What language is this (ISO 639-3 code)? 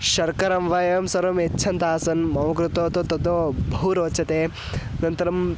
san